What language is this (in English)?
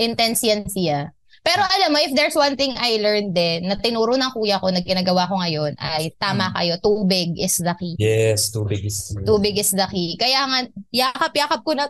Filipino